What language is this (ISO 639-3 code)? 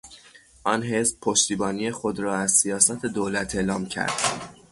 fas